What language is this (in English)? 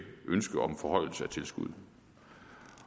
Danish